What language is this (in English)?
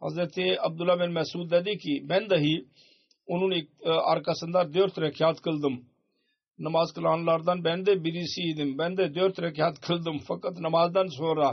Turkish